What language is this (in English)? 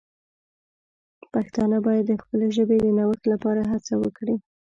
Pashto